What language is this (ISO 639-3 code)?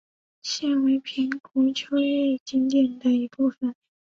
zho